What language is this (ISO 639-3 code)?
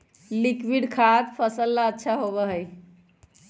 mag